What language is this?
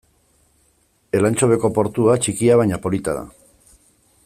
Basque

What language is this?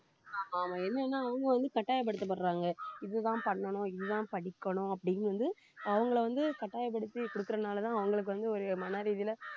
Tamil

